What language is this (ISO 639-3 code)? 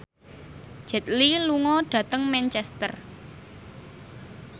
jav